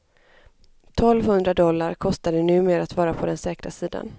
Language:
Swedish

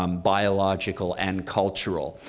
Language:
English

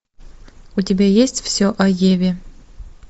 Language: Russian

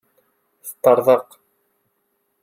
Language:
Kabyle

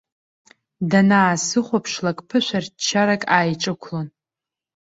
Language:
Abkhazian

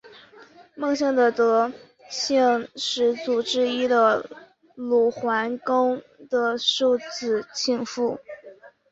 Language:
Chinese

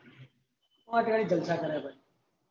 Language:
Gujarati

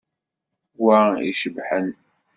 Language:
Kabyle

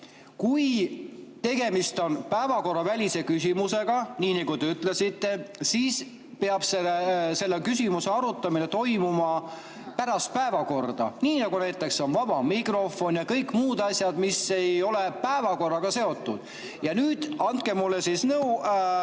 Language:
Estonian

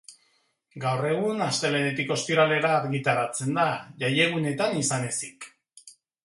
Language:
Basque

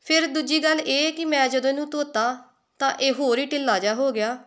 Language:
Punjabi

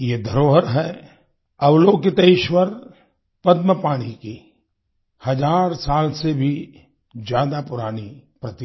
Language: Hindi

